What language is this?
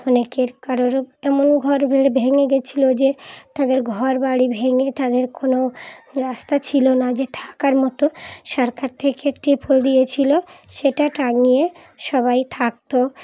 Bangla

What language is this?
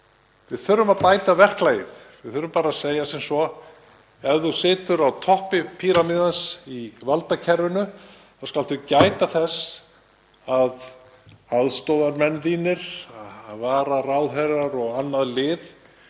Icelandic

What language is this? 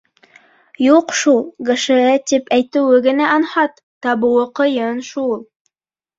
Bashkir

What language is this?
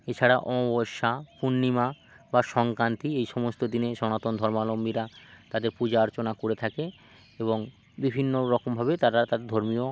Bangla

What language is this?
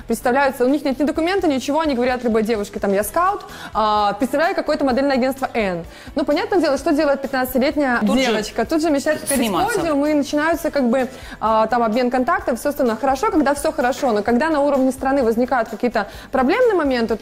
Russian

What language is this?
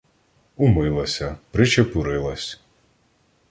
Ukrainian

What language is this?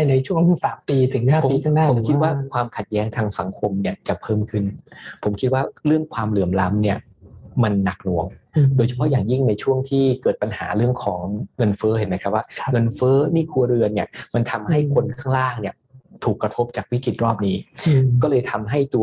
Thai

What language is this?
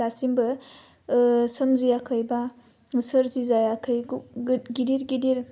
Bodo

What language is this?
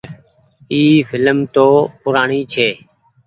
Goaria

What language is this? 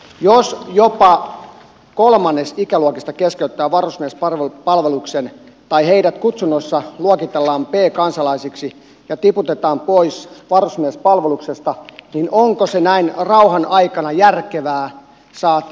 Finnish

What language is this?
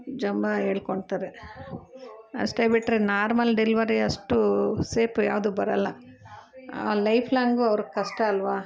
Kannada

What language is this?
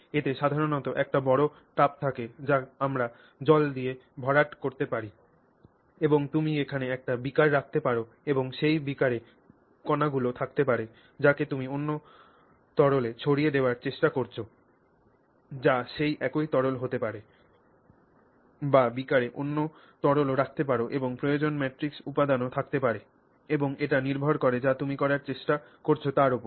Bangla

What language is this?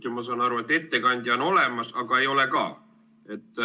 Estonian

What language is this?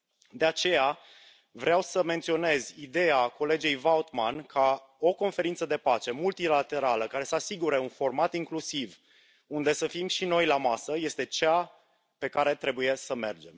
Romanian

